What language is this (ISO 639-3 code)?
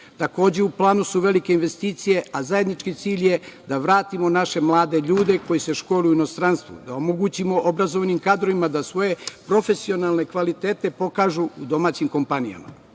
srp